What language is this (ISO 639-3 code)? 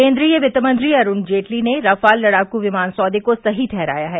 hin